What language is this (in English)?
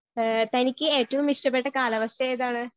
Malayalam